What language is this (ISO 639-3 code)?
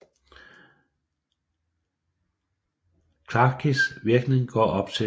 dan